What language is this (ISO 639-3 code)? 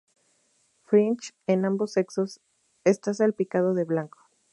spa